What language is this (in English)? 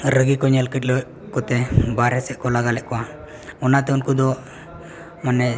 Santali